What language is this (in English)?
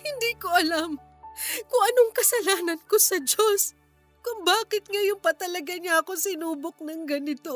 Filipino